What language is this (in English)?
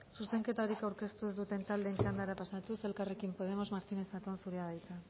Basque